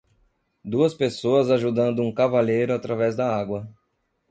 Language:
Portuguese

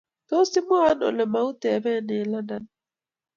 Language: Kalenjin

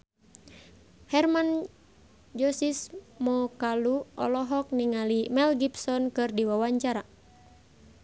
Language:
Sundanese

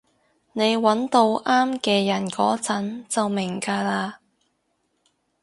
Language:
Cantonese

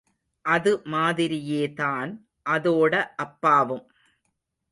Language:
Tamil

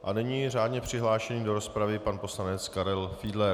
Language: Czech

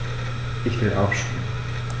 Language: German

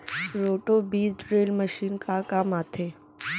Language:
Chhattisgarhi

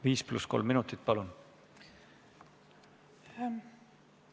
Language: Estonian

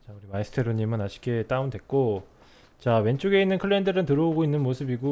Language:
Korean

